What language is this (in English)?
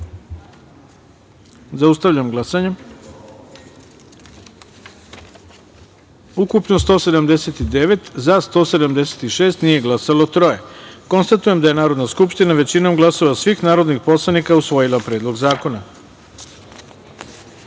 Serbian